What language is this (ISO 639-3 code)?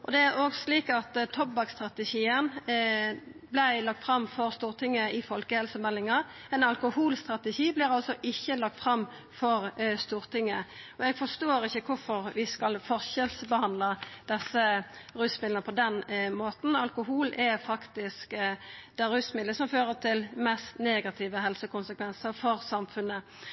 nno